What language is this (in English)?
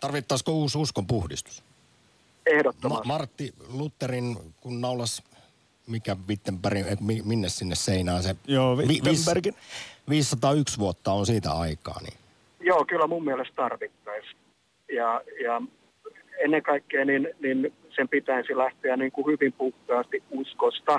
Finnish